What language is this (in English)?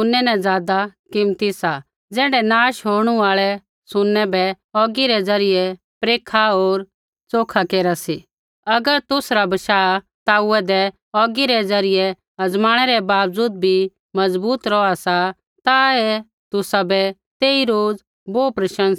Kullu Pahari